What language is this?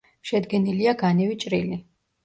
Georgian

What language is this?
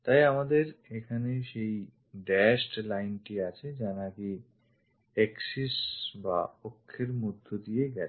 Bangla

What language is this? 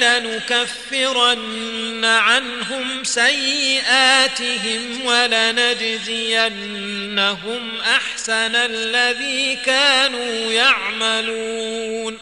Arabic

